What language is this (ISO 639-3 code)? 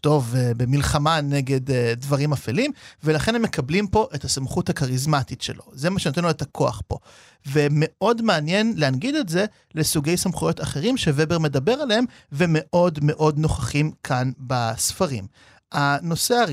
heb